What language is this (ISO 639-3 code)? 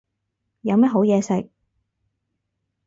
yue